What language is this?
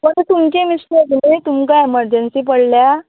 Konkani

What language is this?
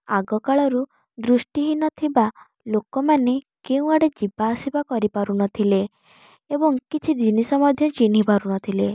Odia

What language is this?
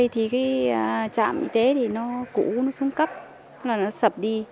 Vietnamese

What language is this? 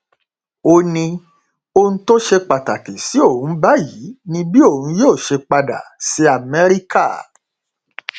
Yoruba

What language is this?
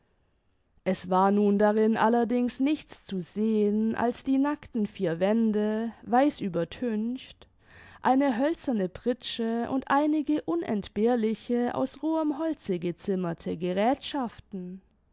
German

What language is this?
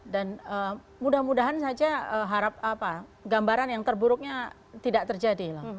Indonesian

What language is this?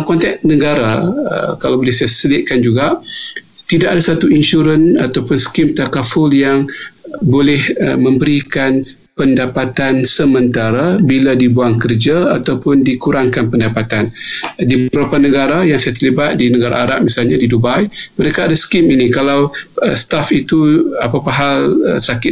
Malay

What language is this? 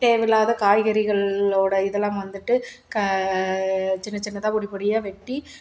Tamil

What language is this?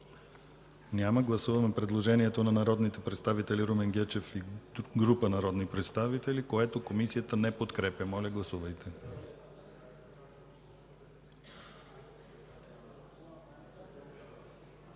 Bulgarian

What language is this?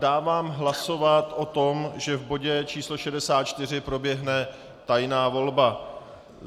Czech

